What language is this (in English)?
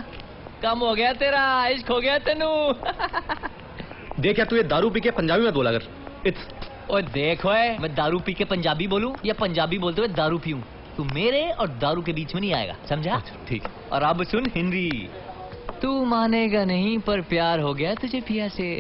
Hindi